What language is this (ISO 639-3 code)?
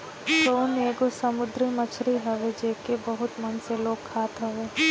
bho